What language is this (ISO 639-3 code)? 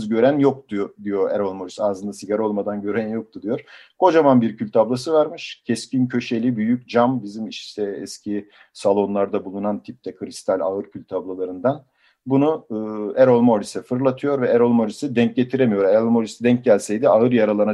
tur